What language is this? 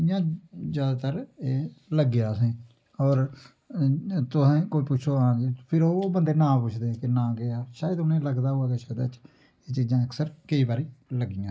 Dogri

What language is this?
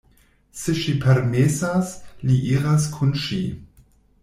Esperanto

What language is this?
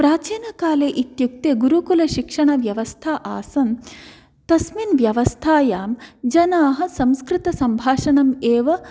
Sanskrit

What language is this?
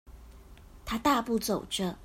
Chinese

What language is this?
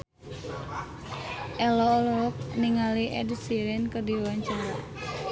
Sundanese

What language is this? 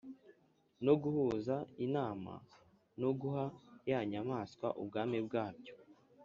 Kinyarwanda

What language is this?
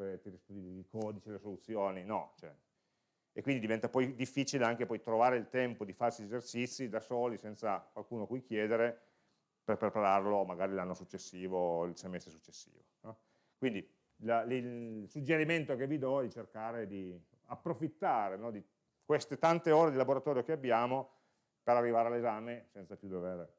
Italian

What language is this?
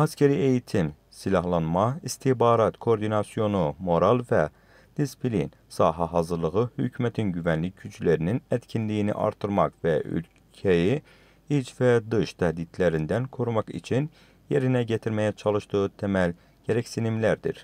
Turkish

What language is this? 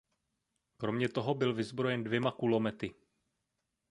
Czech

